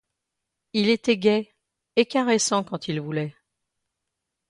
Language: French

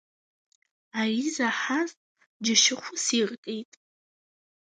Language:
Abkhazian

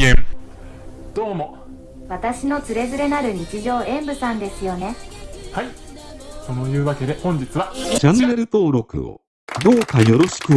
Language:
Japanese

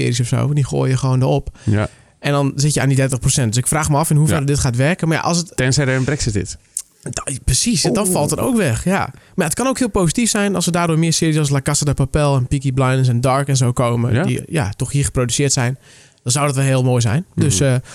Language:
Dutch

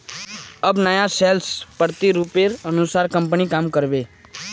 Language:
Magahi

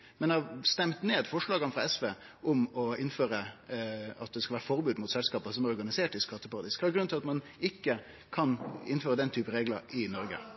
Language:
Norwegian Nynorsk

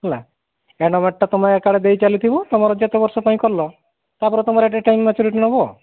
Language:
Odia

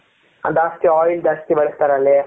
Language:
Kannada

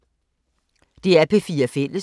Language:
Danish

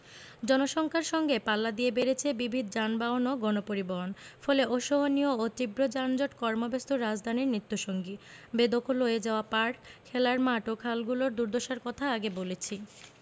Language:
Bangla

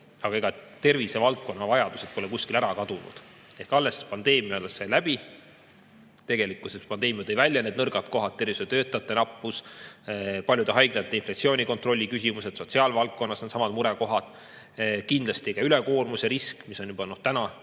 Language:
Estonian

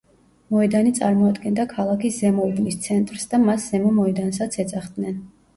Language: Georgian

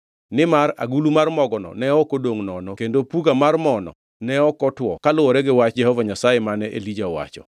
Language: Luo (Kenya and Tanzania)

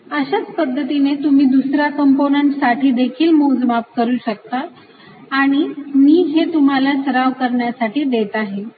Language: Marathi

